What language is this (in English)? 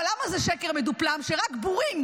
Hebrew